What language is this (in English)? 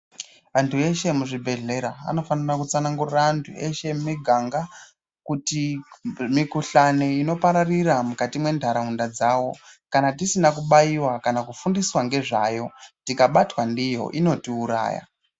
Ndau